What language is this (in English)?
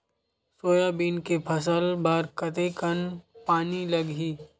Chhattisgarhi